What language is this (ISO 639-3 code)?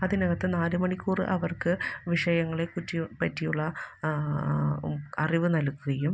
mal